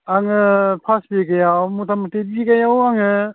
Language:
Bodo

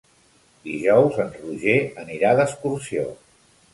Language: Catalan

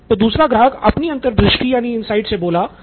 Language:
Hindi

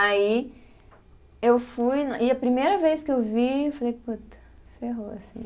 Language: Portuguese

